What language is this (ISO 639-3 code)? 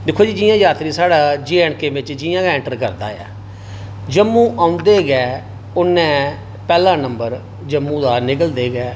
doi